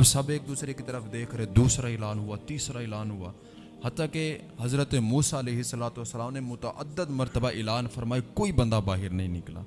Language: Urdu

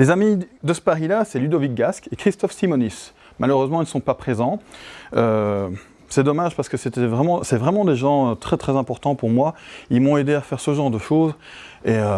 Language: French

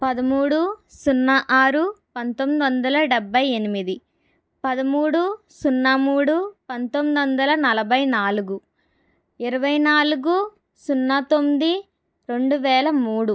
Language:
Telugu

